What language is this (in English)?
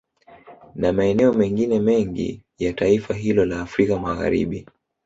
Swahili